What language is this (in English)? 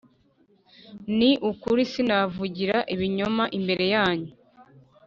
Kinyarwanda